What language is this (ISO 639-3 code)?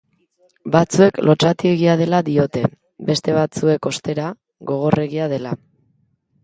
eus